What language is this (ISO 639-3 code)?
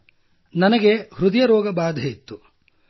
kan